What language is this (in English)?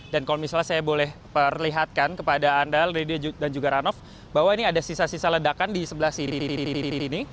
Indonesian